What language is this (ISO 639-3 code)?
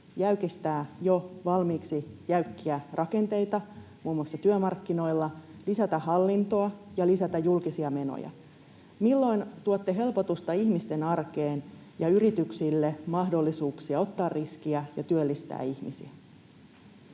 fin